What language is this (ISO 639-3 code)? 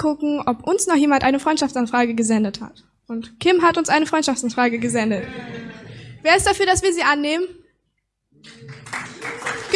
deu